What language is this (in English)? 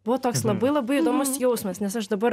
Lithuanian